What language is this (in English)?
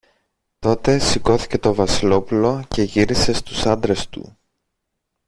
Greek